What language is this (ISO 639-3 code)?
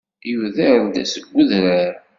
kab